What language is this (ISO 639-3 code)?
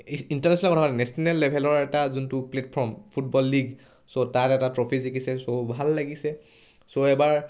asm